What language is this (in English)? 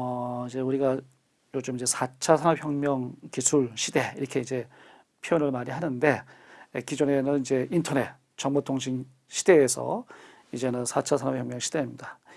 Korean